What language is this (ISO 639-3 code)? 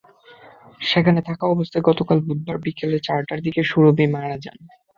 ben